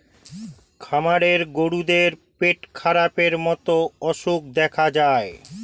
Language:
Bangla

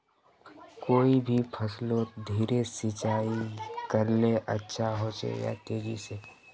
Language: Magahi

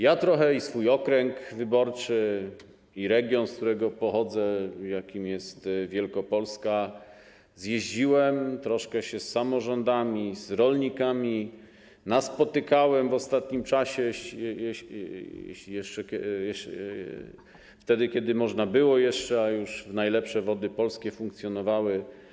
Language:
Polish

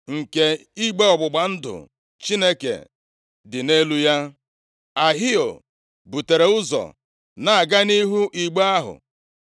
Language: Igbo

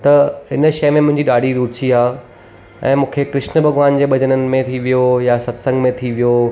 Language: Sindhi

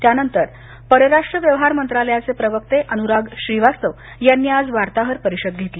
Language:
Marathi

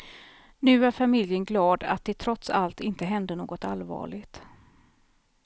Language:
Swedish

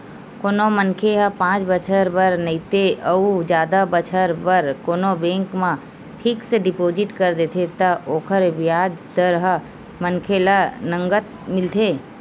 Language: Chhattisgarhi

